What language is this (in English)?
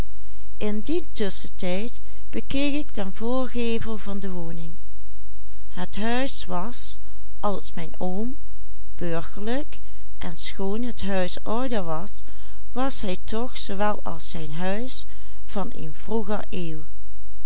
Dutch